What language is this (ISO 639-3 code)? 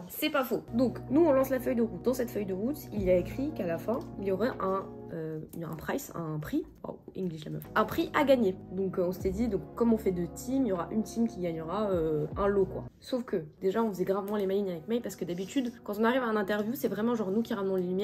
fra